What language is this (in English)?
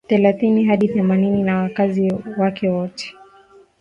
Swahili